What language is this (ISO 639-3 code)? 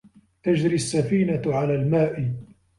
ara